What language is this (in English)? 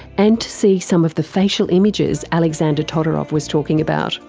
English